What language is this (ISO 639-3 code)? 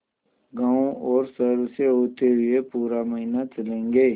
hin